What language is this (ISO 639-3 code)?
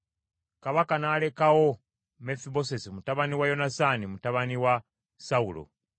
lug